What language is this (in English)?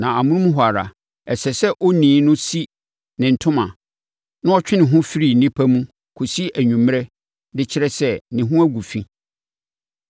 Akan